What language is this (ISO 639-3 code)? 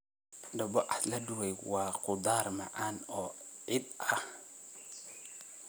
som